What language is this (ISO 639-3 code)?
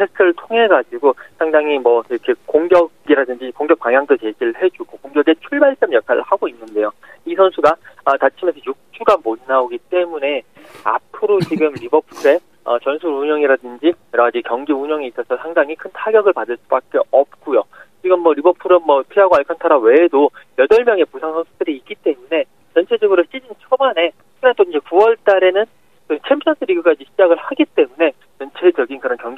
kor